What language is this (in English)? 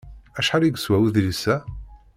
Kabyle